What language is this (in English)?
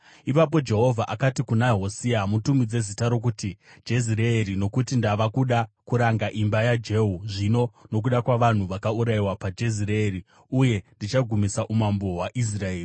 Shona